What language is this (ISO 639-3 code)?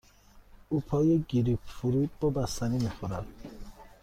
fas